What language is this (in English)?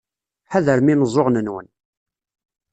Kabyle